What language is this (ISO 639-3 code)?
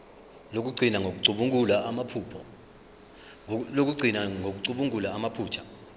zul